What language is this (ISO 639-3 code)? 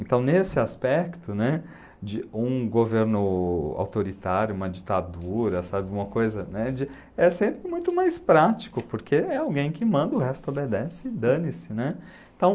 por